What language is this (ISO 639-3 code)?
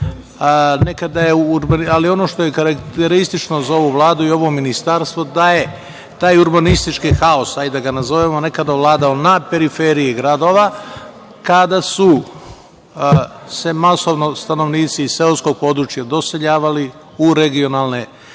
srp